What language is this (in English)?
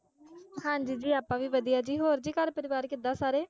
Punjabi